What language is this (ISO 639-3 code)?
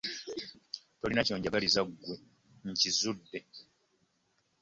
lug